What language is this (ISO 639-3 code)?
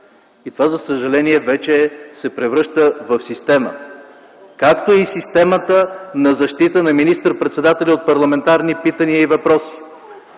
bul